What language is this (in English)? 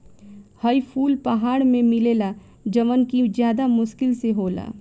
Bhojpuri